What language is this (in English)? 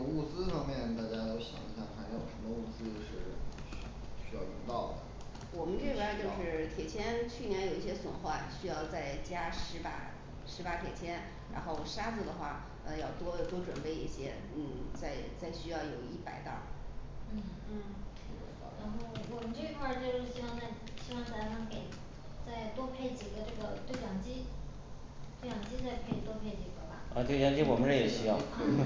Chinese